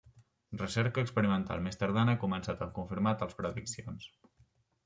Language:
Catalan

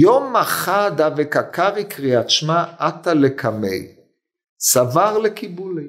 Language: Hebrew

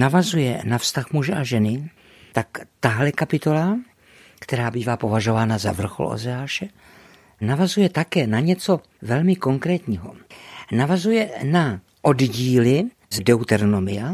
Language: Czech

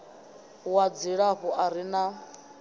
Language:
Venda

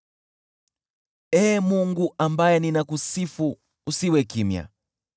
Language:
Swahili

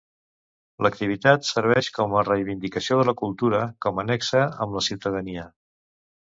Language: Catalan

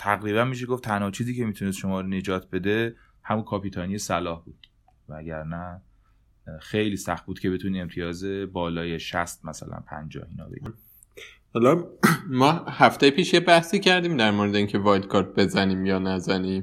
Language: Persian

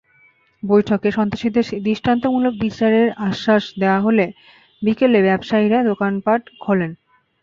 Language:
Bangla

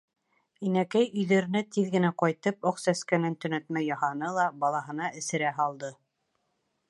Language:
Bashkir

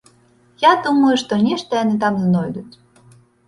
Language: Belarusian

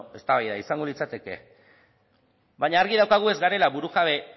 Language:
Basque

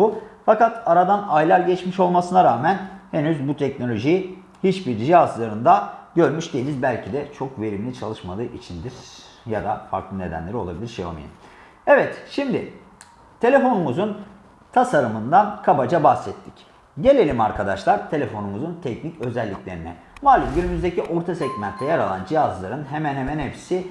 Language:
Turkish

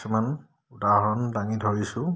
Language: Assamese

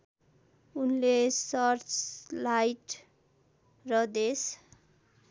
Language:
Nepali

